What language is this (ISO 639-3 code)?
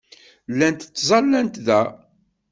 kab